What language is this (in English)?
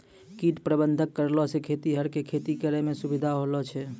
Maithili